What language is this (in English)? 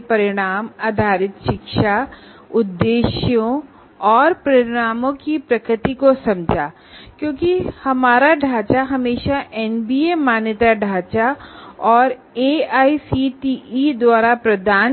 Hindi